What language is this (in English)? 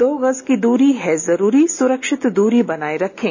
Hindi